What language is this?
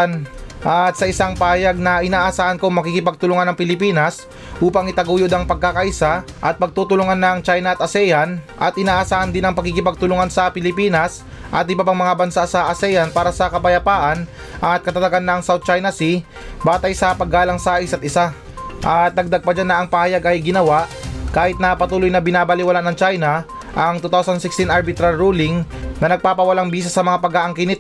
Filipino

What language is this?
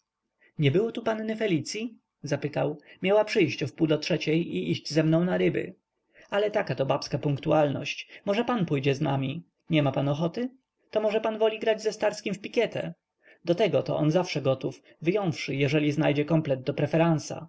Polish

